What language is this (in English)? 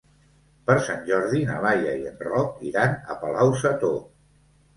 Catalan